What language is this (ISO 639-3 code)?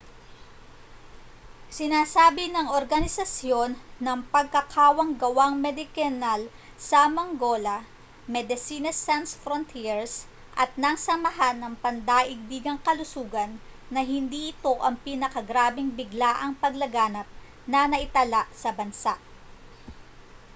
fil